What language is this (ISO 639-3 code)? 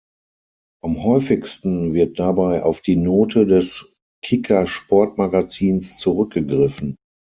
deu